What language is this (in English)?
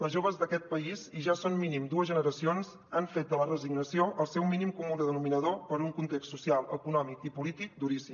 Catalan